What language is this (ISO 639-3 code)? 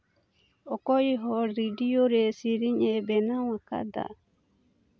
sat